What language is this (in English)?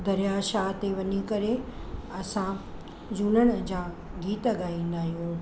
Sindhi